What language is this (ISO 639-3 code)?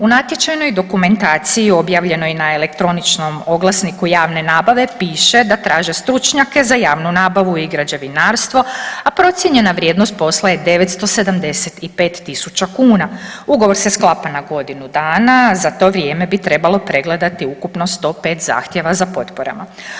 hrv